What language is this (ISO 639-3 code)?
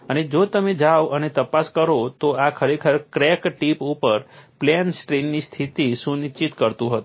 guj